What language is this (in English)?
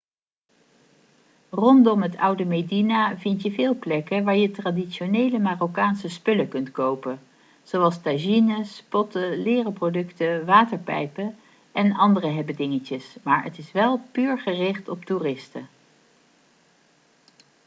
Dutch